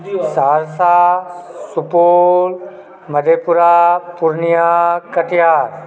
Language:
Maithili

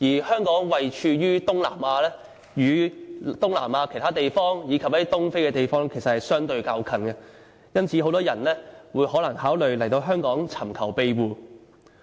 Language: Cantonese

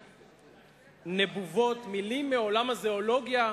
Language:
Hebrew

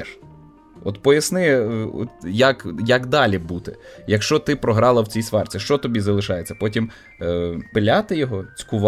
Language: Ukrainian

